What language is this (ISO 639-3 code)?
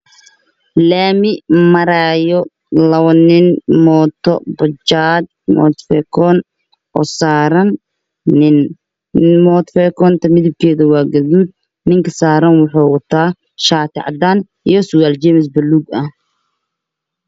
som